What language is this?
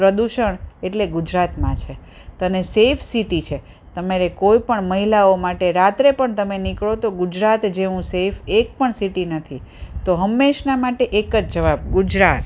Gujarati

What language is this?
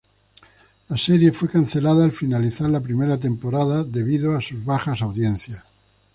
Spanish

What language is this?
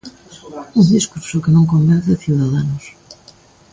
Galician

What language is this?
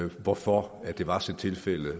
Danish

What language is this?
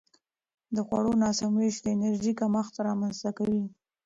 Pashto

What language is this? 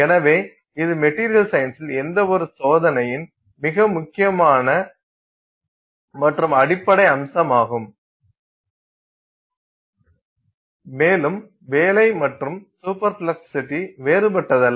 Tamil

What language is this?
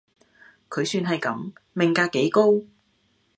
Cantonese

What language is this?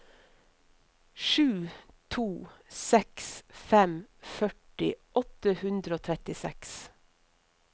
Norwegian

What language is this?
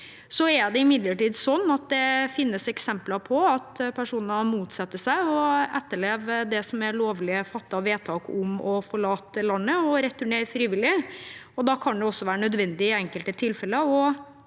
Norwegian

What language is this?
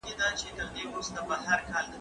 Pashto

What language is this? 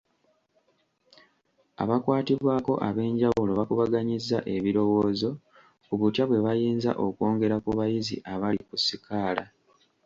Ganda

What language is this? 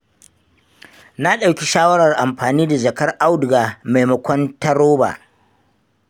Hausa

